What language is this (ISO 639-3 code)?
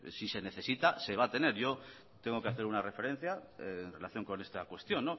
spa